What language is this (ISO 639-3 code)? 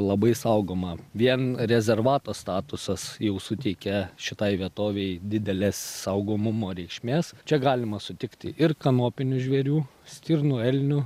lit